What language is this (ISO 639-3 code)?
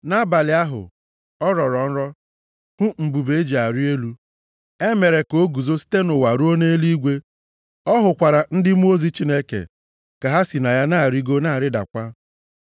ibo